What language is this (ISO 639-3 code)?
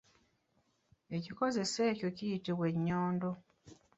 lug